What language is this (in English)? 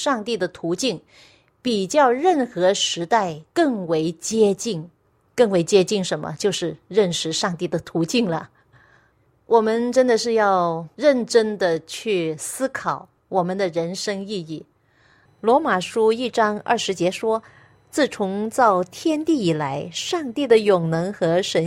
Chinese